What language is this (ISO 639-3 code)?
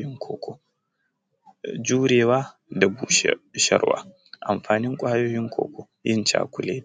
hau